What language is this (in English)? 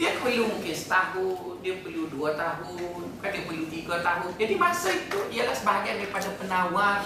Malay